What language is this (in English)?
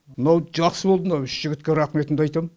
Kazakh